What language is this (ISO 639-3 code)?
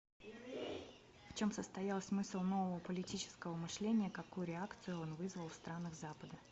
rus